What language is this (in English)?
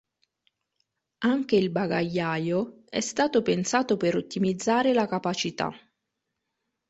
Italian